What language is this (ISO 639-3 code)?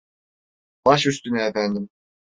tur